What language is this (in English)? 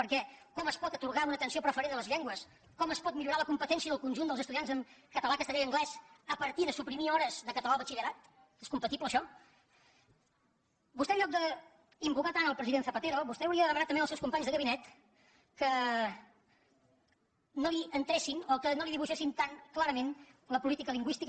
Catalan